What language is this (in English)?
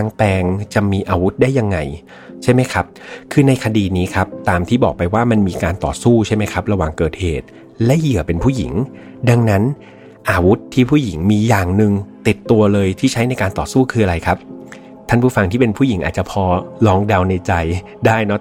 Thai